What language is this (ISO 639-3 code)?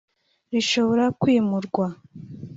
kin